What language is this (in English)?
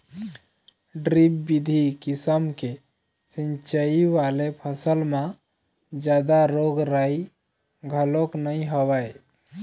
Chhattisgarhi